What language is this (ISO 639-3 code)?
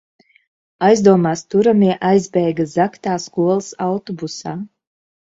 lav